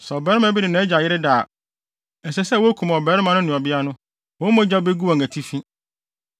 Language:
Akan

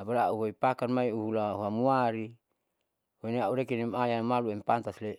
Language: Saleman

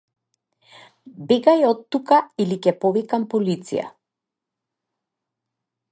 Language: Macedonian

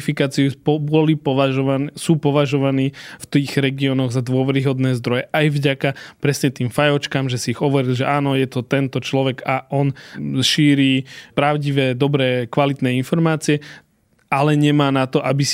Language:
Slovak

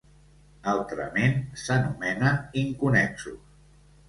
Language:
Catalan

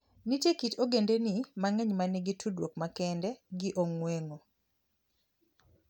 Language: Luo (Kenya and Tanzania)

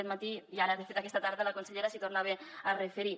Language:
Catalan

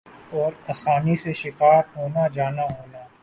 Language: Urdu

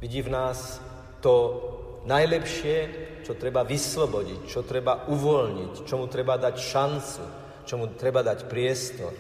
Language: Slovak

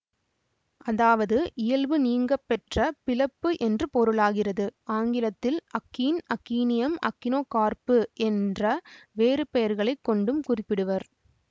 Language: Tamil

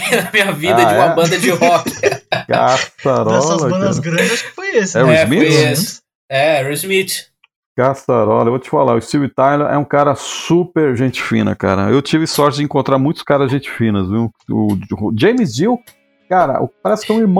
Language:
Portuguese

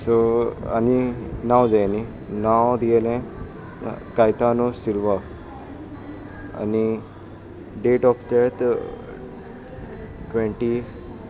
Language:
Konkani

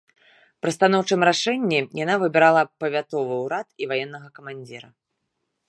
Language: Belarusian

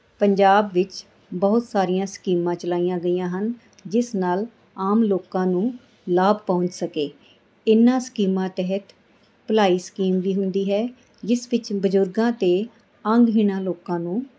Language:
Punjabi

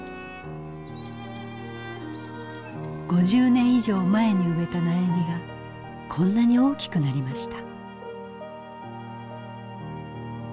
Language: Japanese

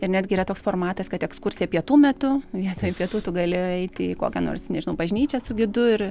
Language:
Lithuanian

